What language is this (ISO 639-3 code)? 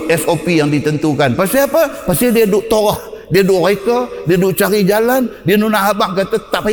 msa